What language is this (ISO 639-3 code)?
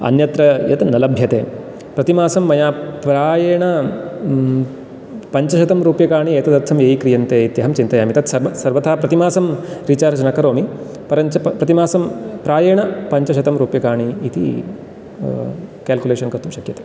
san